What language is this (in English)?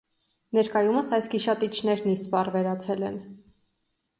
Armenian